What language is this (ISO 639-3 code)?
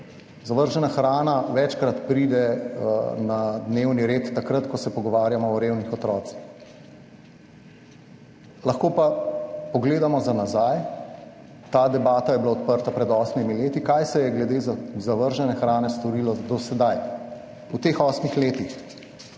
slv